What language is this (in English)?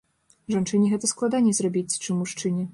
Belarusian